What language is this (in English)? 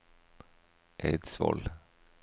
Norwegian